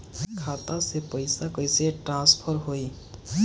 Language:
Bhojpuri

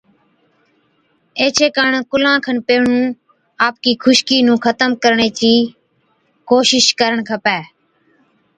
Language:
Od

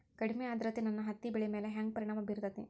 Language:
Kannada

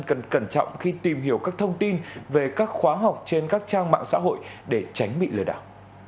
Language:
Vietnamese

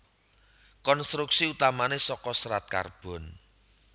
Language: Javanese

